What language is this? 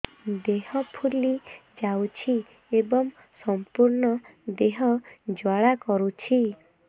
Odia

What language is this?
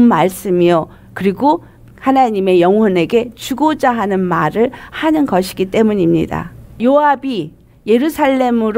Korean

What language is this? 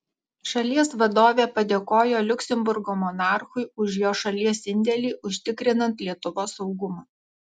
Lithuanian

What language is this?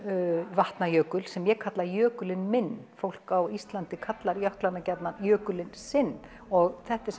Icelandic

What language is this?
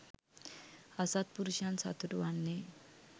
Sinhala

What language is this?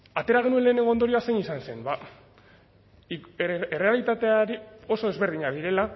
Basque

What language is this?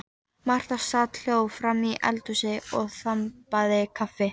Icelandic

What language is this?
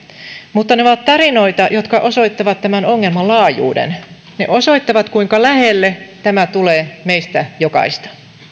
Finnish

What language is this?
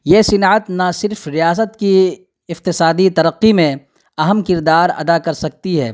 Urdu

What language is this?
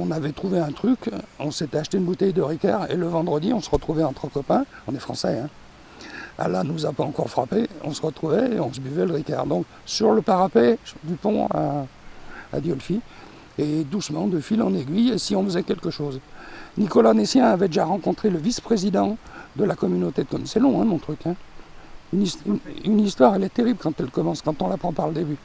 French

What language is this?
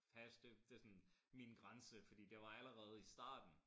Danish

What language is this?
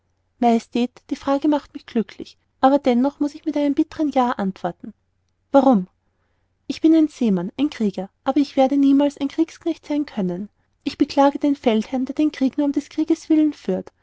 German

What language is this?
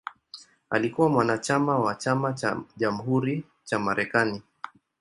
Swahili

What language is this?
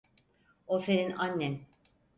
Turkish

